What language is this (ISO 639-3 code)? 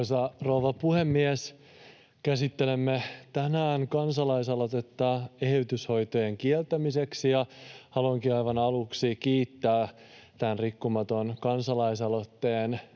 fin